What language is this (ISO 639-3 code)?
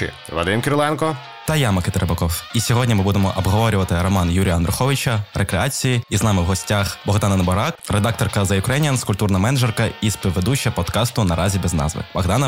ukr